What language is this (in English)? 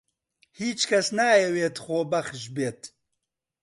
Central Kurdish